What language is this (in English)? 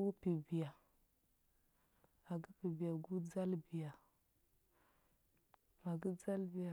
Huba